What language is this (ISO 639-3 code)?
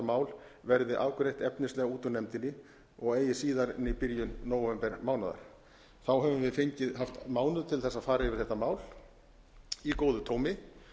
isl